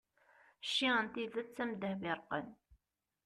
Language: Kabyle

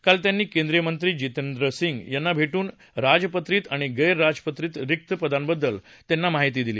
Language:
Marathi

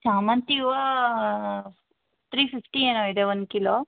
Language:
Kannada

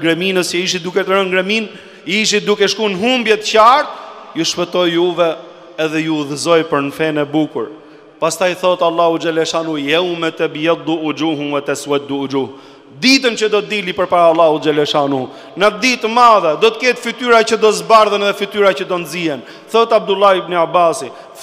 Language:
Romanian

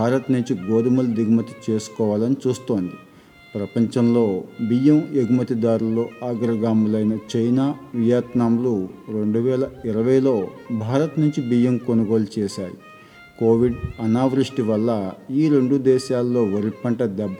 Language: Telugu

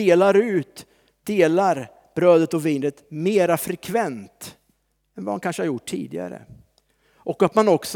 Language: Swedish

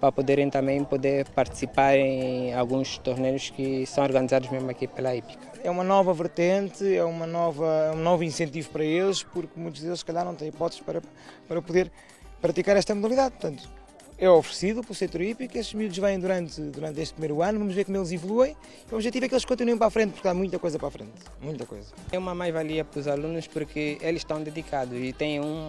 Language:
Portuguese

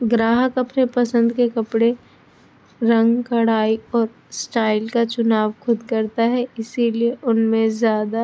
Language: Urdu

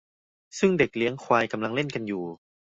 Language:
Thai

